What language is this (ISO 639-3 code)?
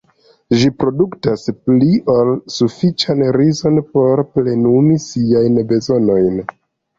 epo